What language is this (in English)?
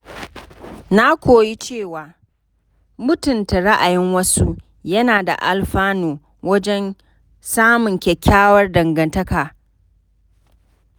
Hausa